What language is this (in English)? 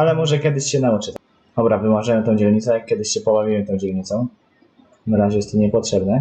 Polish